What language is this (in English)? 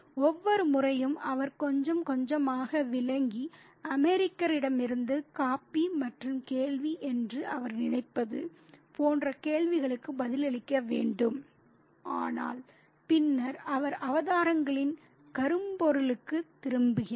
Tamil